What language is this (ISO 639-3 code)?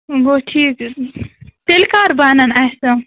kas